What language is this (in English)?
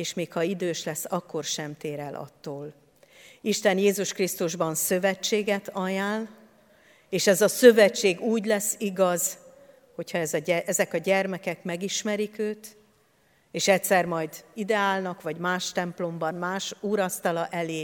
Hungarian